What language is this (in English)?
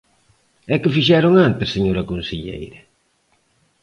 Galician